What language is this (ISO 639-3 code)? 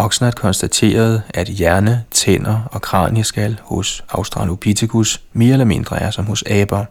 dan